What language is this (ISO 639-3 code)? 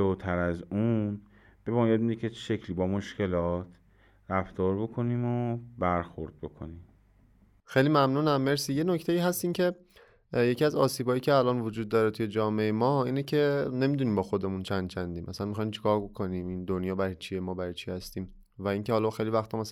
fas